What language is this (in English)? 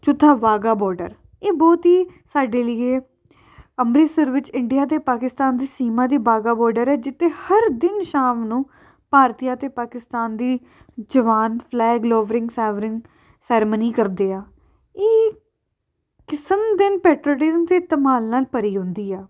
Punjabi